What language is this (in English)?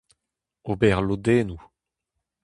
Breton